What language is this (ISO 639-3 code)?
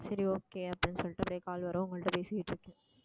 tam